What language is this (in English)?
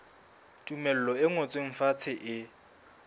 Southern Sotho